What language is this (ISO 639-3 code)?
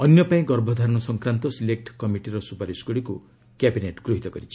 ori